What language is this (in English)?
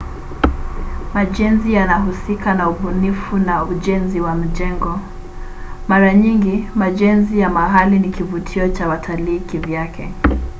Swahili